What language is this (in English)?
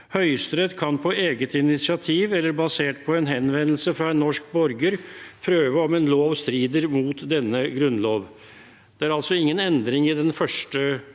Norwegian